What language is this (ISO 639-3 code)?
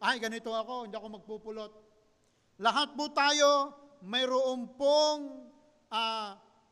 fil